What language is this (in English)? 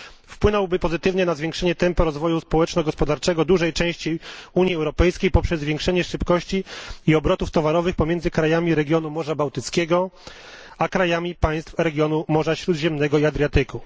Polish